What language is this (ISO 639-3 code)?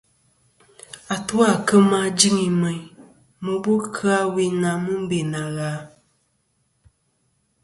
bkm